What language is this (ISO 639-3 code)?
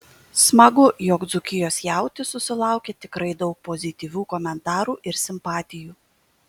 lit